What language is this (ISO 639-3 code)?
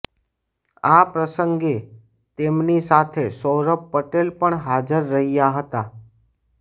guj